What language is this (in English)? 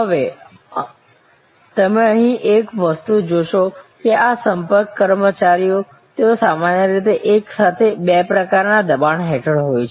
Gujarati